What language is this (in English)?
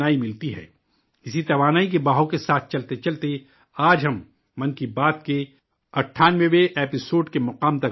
Urdu